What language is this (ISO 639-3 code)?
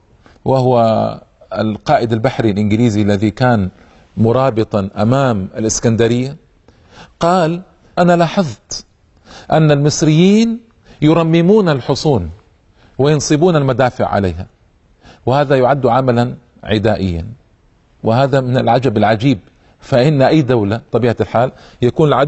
ara